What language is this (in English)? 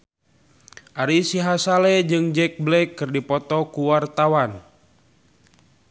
Sundanese